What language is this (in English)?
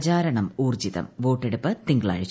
Malayalam